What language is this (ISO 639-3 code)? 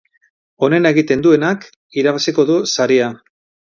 eus